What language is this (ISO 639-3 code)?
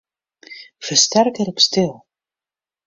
fry